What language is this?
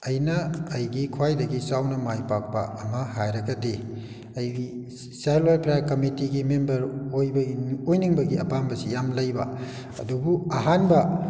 Manipuri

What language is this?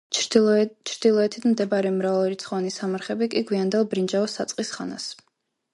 Georgian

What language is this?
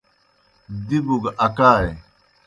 Kohistani Shina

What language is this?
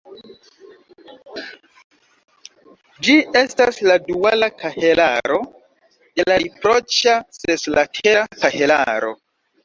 Esperanto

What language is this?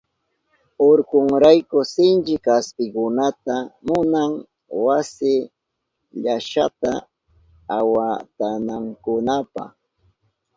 Southern Pastaza Quechua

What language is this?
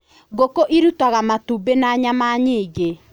Kikuyu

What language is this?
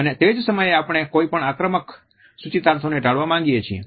Gujarati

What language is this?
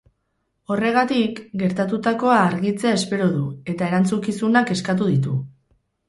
Basque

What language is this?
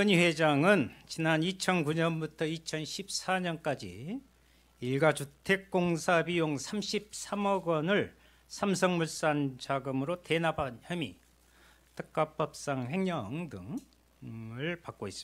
Korean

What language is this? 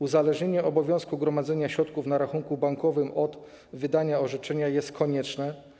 Polish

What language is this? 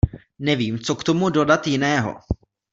Czech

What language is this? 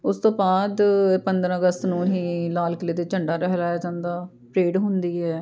Punjabi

